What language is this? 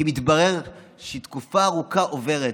Hebrew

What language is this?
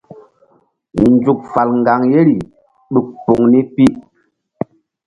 Mbum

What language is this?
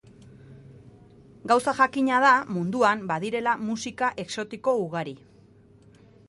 Basque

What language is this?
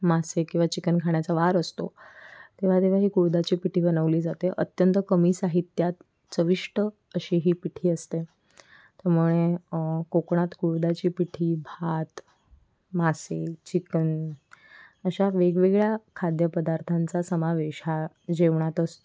Marathi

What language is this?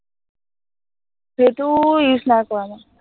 Assamese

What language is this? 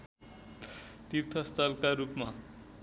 Nepali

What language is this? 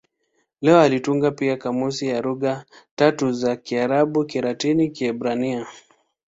Swahili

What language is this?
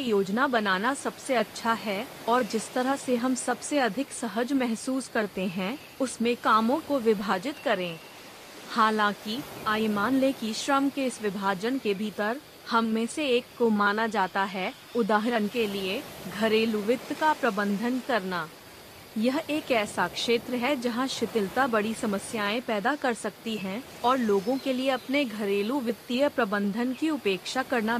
Hindi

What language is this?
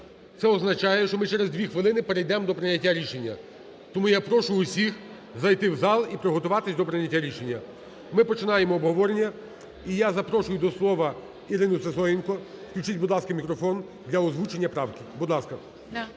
Ukrainian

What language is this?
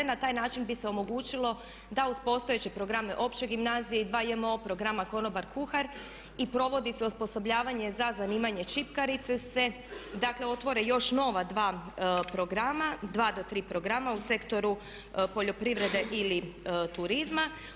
Croatian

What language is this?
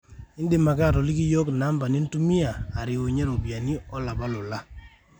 Masai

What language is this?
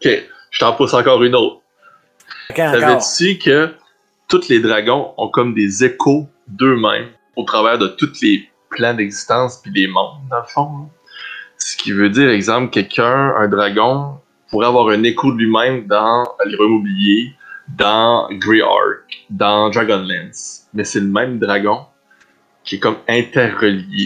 French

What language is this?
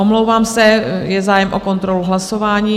Czech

